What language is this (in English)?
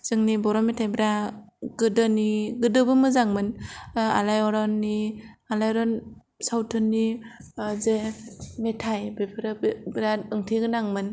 Bodo